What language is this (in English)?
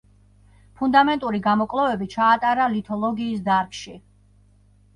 Georgian